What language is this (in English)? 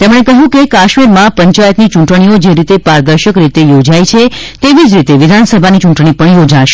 Gujarati